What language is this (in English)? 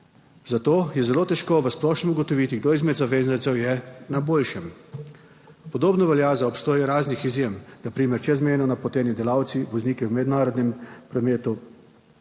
Slovenian